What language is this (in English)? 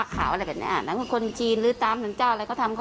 Thai